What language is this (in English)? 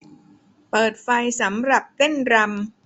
Thai